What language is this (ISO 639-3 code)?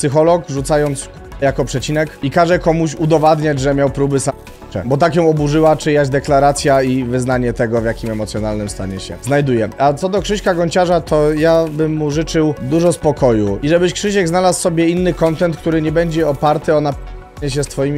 pol